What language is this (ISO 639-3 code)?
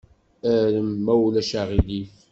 kab